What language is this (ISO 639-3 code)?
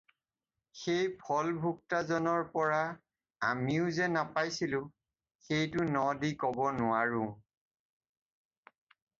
asm